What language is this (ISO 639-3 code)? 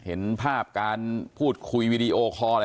tha